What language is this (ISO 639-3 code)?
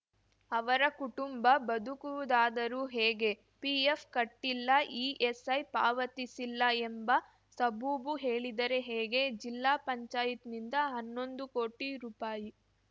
kan